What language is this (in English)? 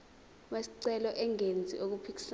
Zulu